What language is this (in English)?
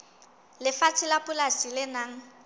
Southern Sotho